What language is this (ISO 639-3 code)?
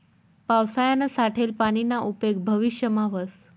mar